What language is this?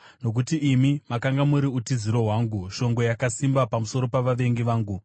Shona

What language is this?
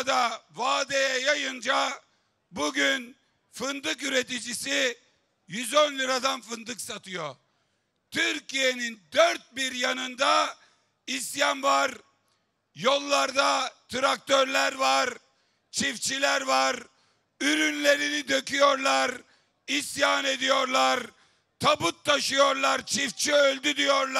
Turkish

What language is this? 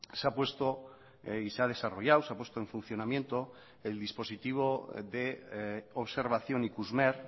Spanish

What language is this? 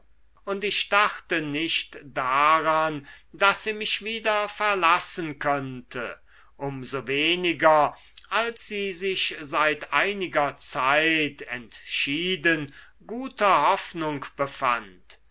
German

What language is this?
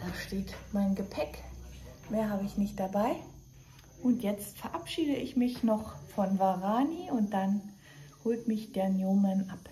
German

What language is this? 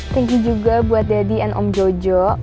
Indonesian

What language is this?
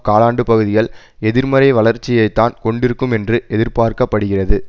Tamil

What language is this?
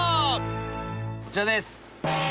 Japanese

